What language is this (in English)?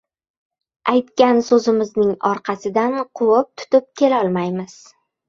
Uzbek